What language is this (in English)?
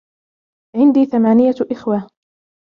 Arabic